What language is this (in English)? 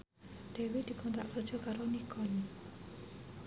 Javanese